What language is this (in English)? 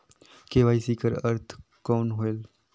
Chhattisgarhi